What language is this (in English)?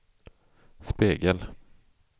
Swedish